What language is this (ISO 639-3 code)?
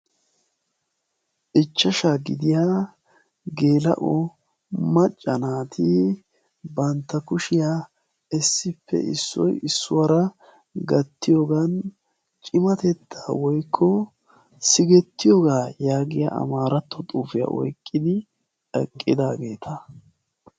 wal